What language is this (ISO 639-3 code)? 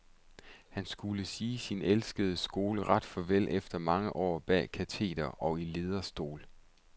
dan